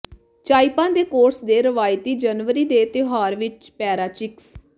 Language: Punjabi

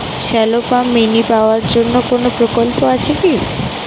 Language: Bangla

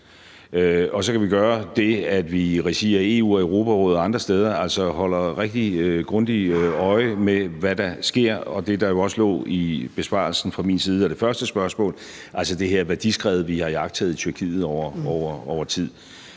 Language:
Danish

